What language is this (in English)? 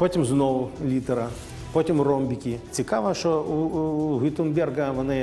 Ukrainian